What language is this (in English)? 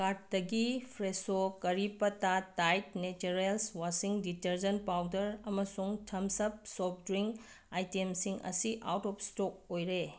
Manipuri